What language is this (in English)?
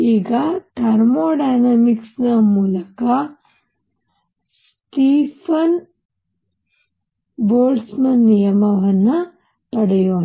Kannada